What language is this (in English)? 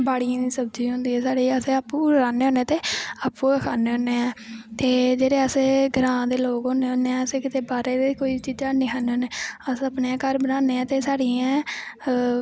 Dogri